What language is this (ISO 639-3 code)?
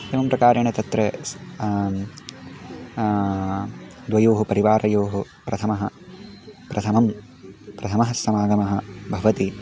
san